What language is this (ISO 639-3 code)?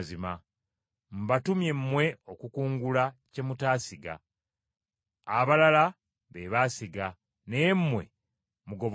lug